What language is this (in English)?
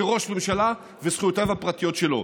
Hebrew